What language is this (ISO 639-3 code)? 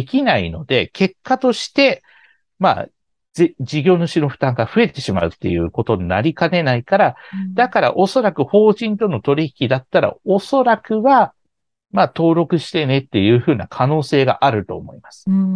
jpn